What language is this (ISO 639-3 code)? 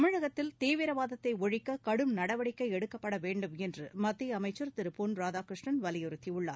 tam